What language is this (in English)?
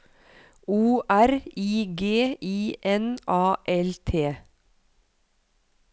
Norwegian